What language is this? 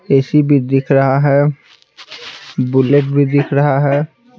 Hindi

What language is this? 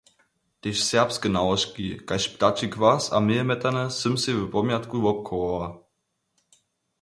Upper Sorbian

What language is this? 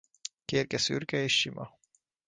Hungarian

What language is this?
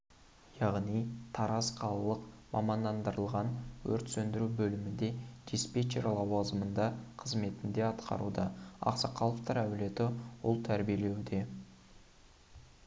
Kazakh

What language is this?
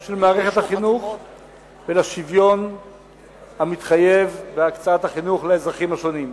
Hebrew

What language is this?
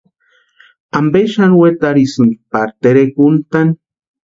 Western Highland Purepecha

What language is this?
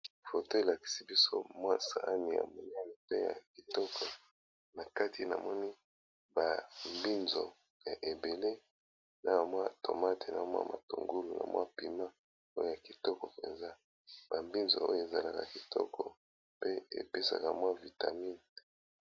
Lingala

